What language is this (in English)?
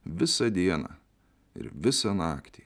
Lithuanian